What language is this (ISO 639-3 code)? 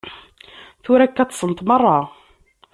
kab